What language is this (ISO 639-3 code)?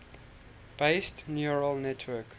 eng